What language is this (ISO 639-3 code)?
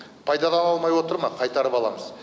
kaz